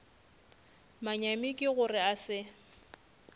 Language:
Northern Sotho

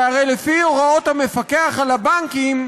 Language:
Hebrew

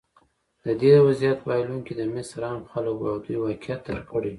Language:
Pashto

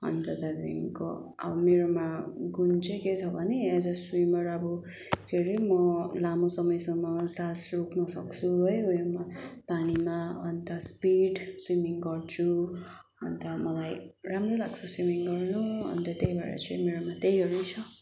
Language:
Nepali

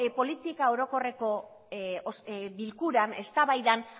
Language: Basque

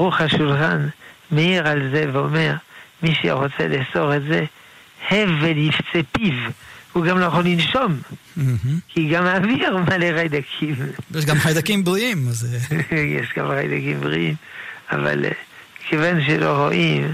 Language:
Hebrew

